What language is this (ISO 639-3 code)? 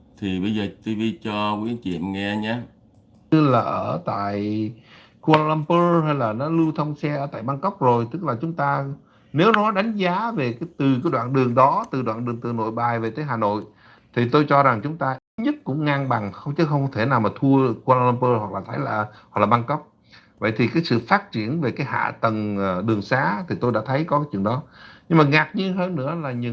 vie